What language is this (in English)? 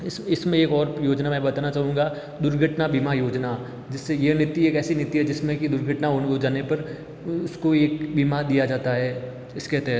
Hindi